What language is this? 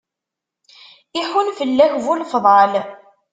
Kabyle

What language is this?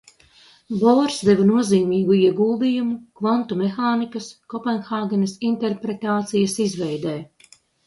Latvian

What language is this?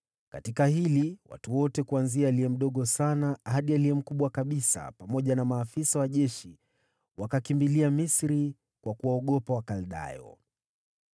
Swahili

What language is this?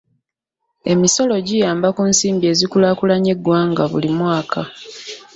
Ganda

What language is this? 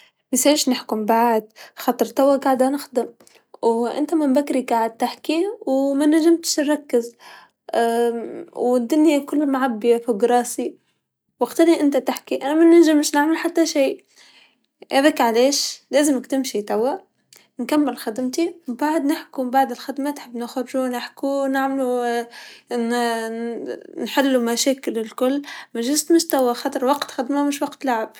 Tunisian Arabic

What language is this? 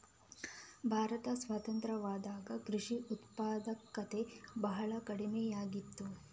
Kannada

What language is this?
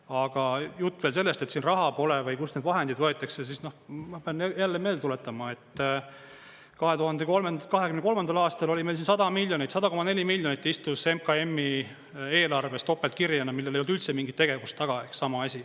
Estonian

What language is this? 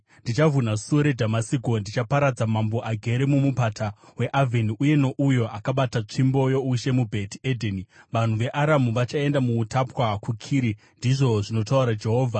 Shona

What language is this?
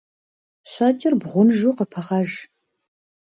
Kabardian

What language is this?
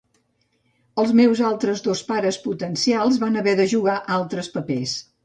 Catalan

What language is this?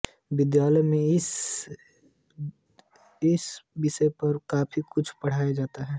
Hindi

